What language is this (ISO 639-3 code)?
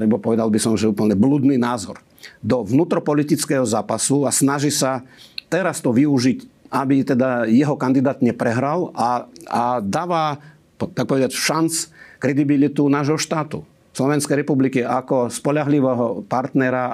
slk